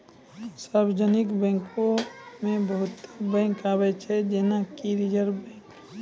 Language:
Maithili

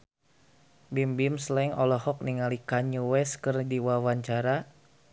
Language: Sundanese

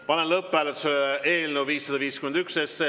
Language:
Estonian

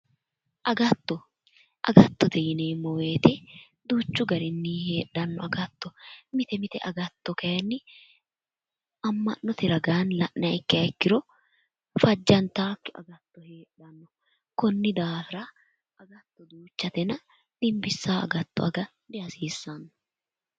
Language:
Sidamo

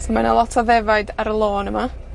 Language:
Welsh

